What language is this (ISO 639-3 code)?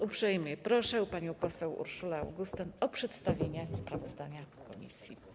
pol